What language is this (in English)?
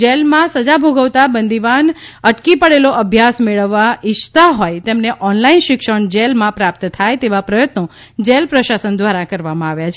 Gujarati